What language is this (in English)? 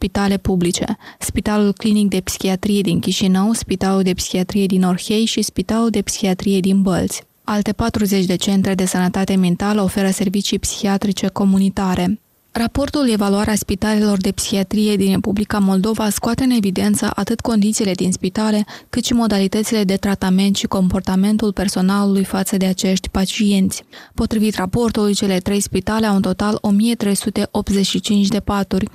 Romanian